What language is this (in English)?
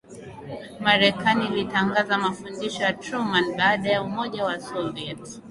Swahili